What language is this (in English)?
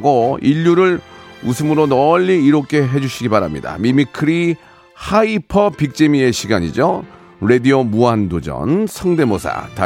Korean